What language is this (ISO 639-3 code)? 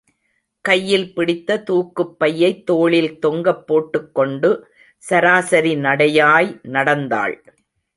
tam